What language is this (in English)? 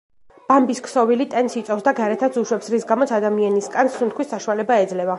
Georgian